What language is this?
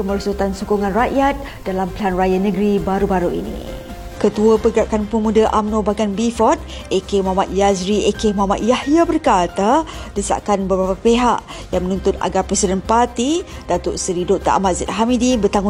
Malay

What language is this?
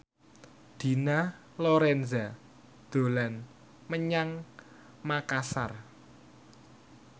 Javanese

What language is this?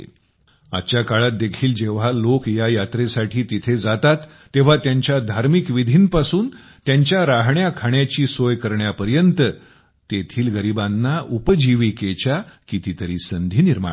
Marathi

